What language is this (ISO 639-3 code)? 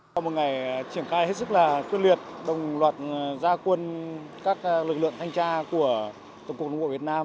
vie